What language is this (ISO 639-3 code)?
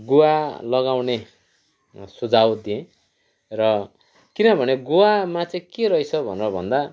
nep